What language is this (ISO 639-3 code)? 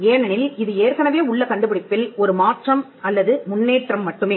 tam